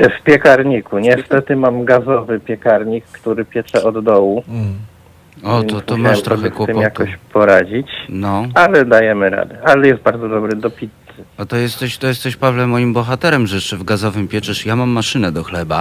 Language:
Polish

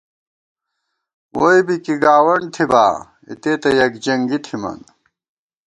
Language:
Gawar-Bati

